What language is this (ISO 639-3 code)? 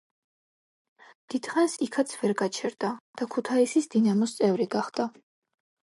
kat